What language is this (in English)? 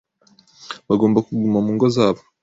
Kinyarwanda